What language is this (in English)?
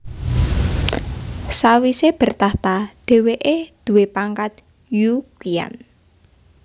Javanese